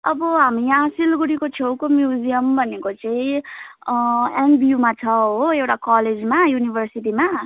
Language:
Nepali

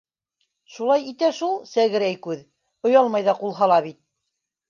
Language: Bashkir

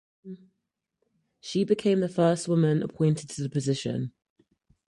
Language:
English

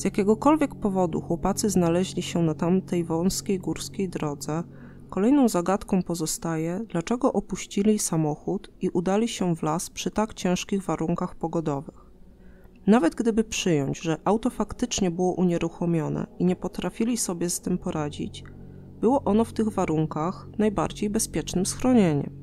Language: Polish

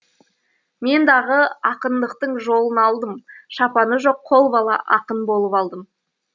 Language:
Kazakh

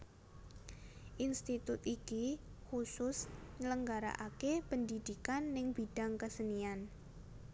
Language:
Javanese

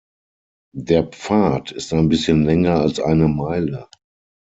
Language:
German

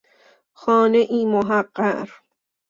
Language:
Persian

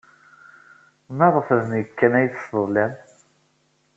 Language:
Kabyle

